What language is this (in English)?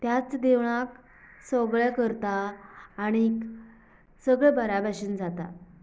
Konkani